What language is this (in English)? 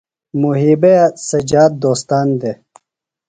Phalura